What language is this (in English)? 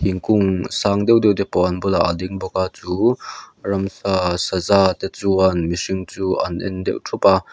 Mizo